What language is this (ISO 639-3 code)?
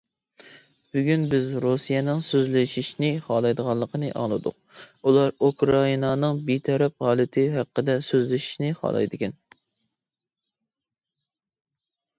uig